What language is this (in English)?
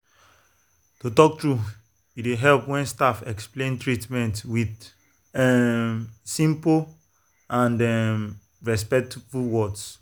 Nigerian Pidgin